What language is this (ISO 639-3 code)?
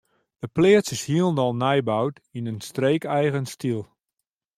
fry